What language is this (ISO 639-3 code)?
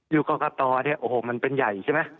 tha